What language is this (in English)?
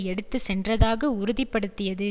Tamil